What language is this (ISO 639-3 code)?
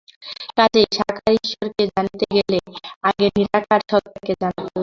ben